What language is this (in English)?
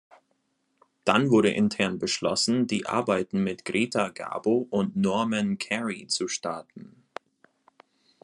German